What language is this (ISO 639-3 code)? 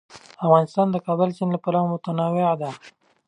pus